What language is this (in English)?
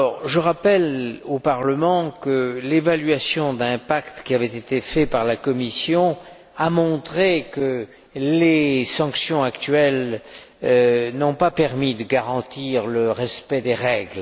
French